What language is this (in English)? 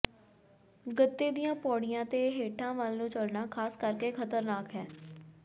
Punjabi